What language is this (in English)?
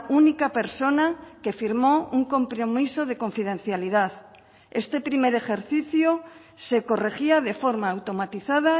Spanish